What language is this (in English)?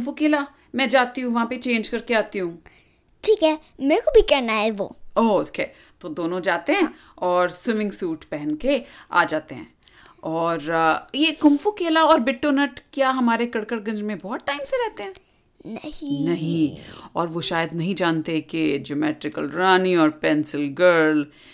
Hindi